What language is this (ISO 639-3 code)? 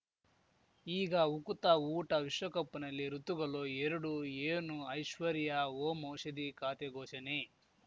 kan